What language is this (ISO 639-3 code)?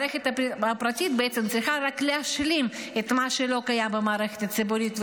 heb